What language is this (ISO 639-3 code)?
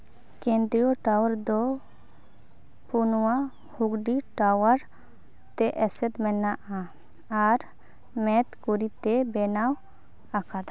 sat